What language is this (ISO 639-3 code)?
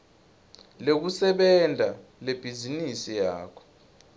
ssw